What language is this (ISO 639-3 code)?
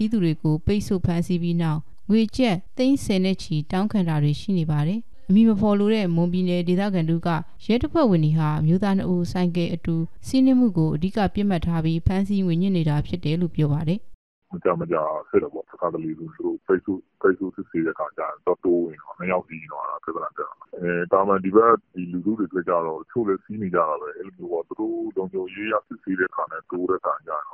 tha